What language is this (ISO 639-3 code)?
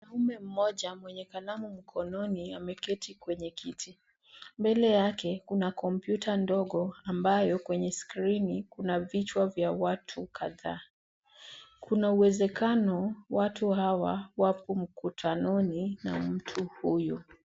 swa